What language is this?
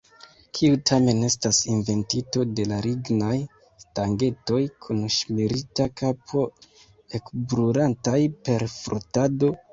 Esperanto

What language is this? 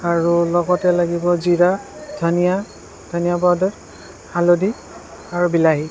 Assamese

